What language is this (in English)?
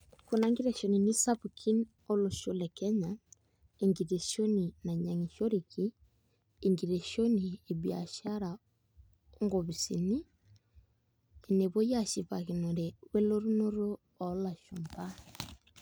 Masai